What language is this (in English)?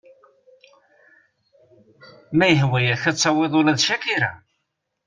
Kabyle